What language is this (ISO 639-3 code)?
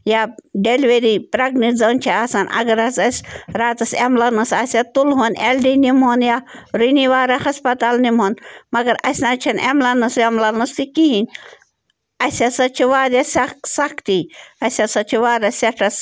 kas